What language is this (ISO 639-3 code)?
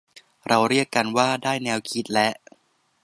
tha